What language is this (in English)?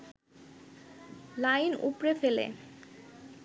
Bangla